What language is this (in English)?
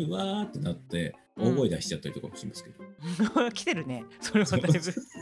Japanese